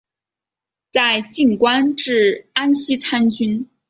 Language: Chinese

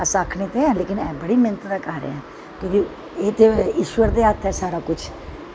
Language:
Dogri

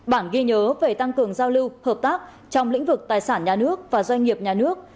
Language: Vietnamese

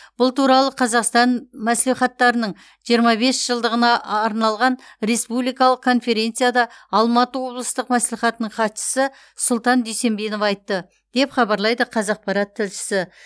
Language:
Kazakh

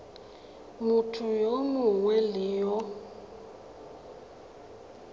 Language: Tswana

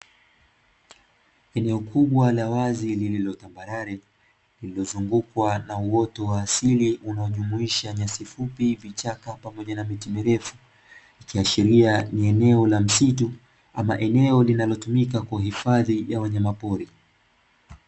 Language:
Swahili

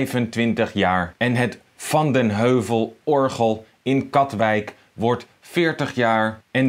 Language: Dutch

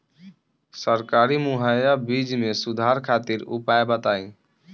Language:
Bhojpuri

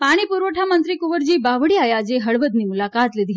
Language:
Gujarati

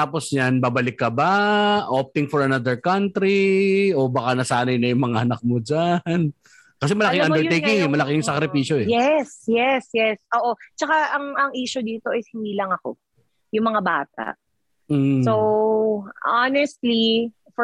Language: Filipino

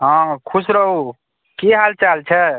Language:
Maithili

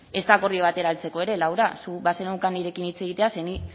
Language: Basque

